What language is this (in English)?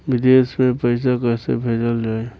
Bhojpuri